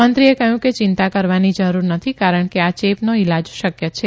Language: Gujarati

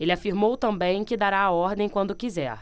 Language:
Portuguese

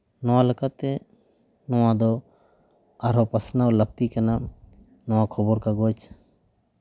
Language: Santali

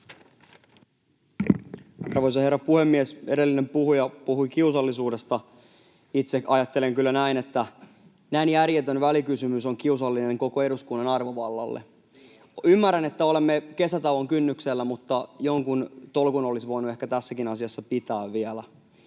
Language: Finnish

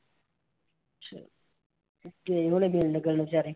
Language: Punjabi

